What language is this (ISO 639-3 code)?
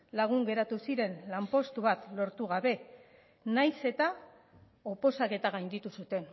eus